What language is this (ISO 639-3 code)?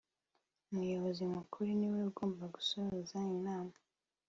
kin